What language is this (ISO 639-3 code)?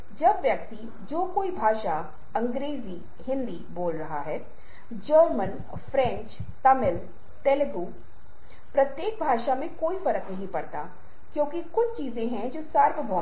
hin